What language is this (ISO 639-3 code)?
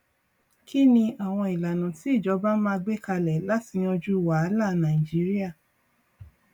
yor